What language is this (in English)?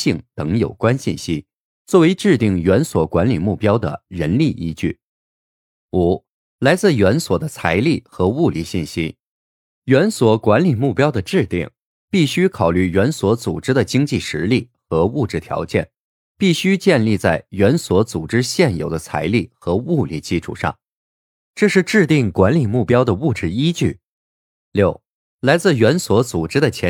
Chinese